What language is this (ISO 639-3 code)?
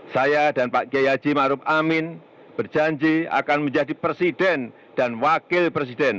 ind